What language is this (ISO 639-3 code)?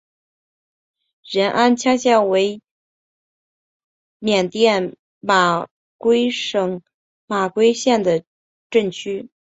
zho